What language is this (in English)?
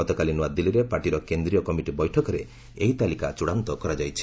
Odia